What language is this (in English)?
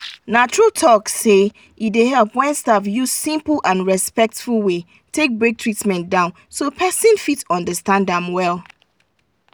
Nigerian Pidgin